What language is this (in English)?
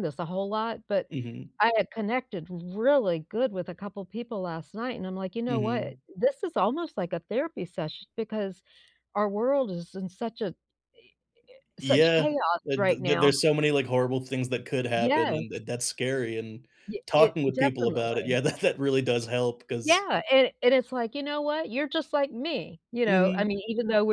English